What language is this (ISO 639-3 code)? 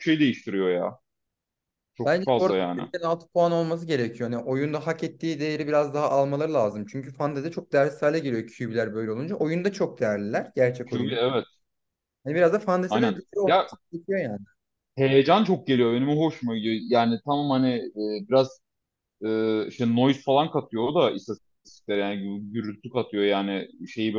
tur